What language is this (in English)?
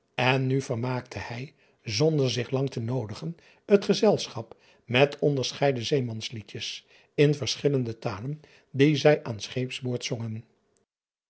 Dutch